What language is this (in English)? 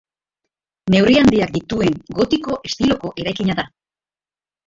Basque